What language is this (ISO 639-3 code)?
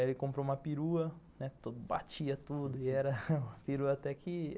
por